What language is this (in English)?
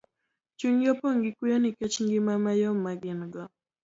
Luo (Kenya and Tanzania)